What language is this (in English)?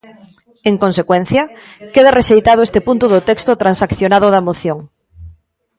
Galician